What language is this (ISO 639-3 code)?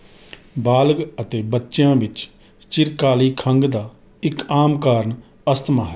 pan